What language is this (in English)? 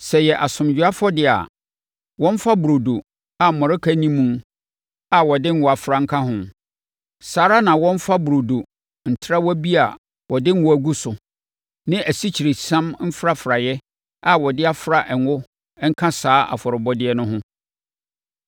Akan